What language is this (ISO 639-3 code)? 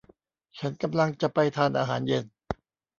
tha